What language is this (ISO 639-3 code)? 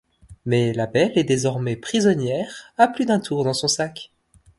fra